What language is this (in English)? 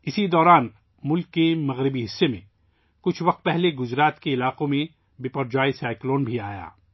Urdu